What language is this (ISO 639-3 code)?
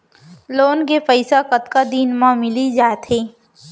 hne